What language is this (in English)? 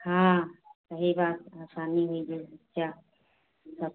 Hindi